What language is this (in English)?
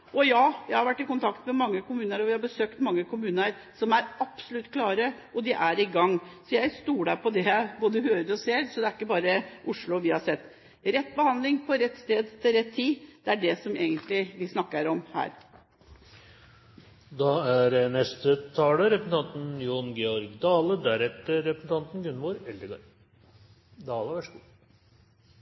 Norwegian